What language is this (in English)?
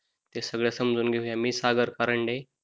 Marathi